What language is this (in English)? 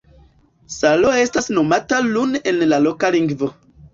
Esperanto